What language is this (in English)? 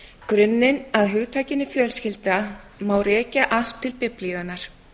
Icelandic